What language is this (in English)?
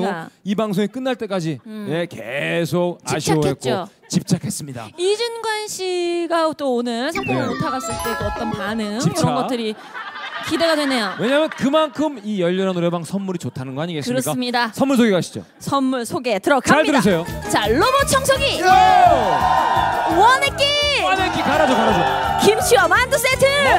Korean